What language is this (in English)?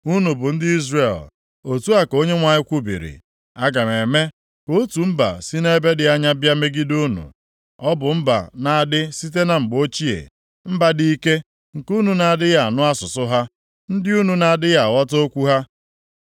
Igbo